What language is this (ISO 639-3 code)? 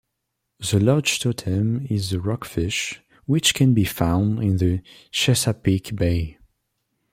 eng